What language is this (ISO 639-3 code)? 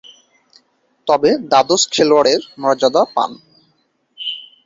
ben